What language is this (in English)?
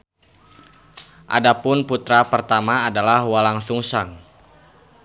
Sundanese